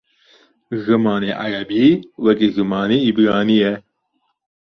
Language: Kurdish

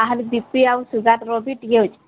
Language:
Odia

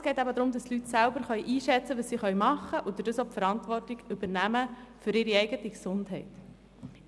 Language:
Swiss German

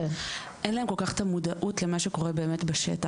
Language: Hebrew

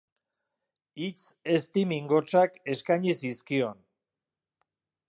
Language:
Basque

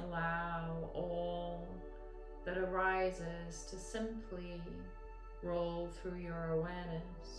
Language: English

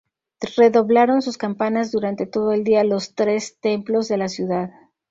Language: Spanish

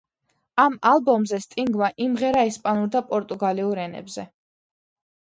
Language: Georgian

